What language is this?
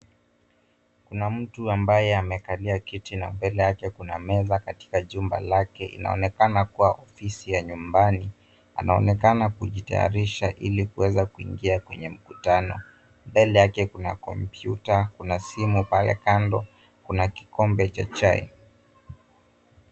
Swahili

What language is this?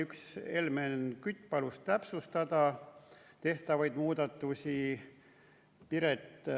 Estonian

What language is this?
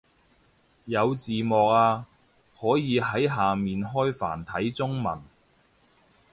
Cantonese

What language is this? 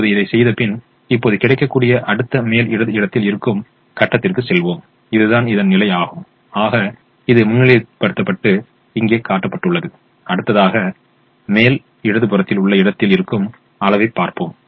Tamil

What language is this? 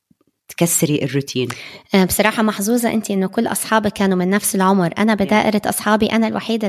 Arabic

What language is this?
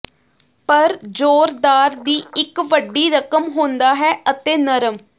Punjabi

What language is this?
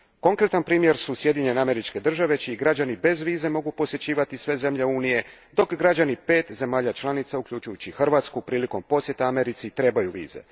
Croatian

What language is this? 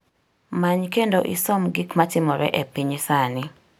Luo (Kenya and Tanzania)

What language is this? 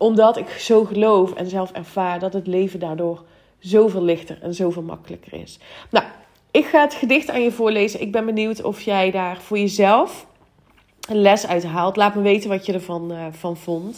Dutch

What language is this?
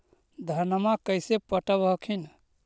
Magahi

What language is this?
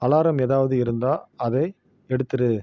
Tamil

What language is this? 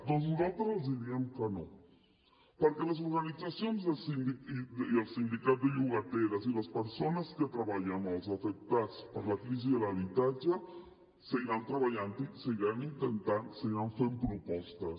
Catalan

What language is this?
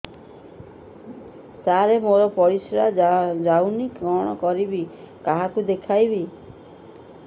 Odia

